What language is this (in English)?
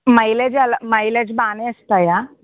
Telugu